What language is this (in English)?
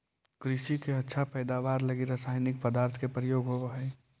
Magahi